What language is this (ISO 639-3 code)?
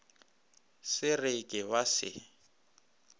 nso